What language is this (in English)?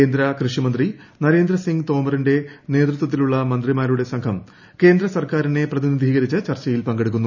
Malayalam